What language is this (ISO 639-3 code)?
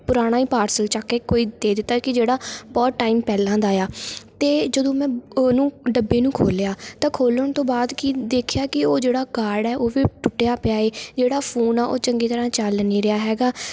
pan